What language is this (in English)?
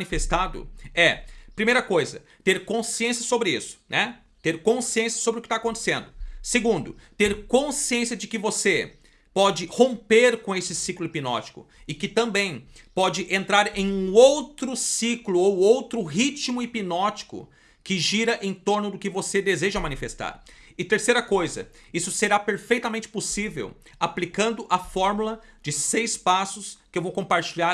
Portuguese